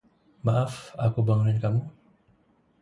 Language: Indonesian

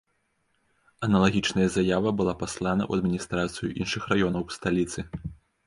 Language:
Belarusian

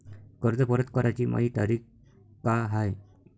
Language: Marathi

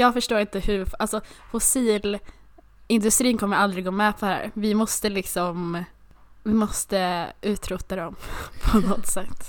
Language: Swedish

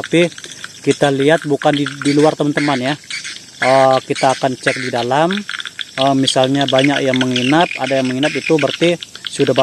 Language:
Indonesian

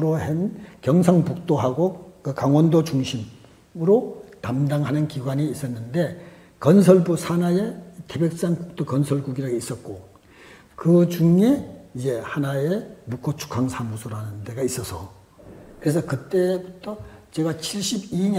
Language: Korean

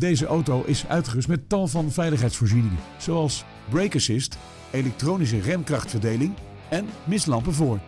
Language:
Dutch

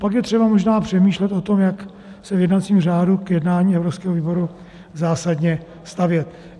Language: Czech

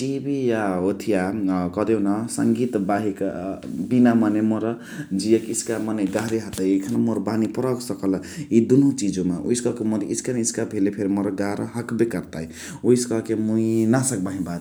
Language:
Chitwania Tharu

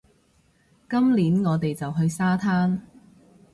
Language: Cantonese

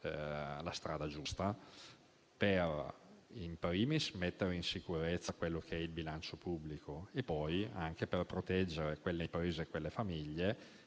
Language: Italian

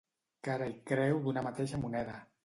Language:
Catalan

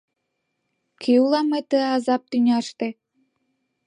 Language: Mari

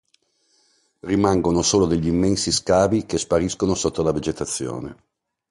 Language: Italian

